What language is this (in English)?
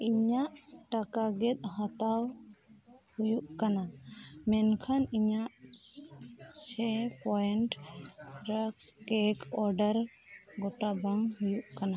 Santali